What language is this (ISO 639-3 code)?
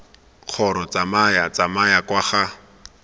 tsn